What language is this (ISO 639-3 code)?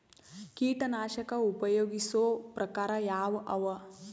kan